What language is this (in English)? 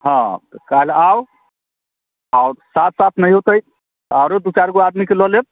Maithili